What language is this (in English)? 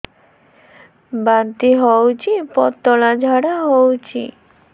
Odia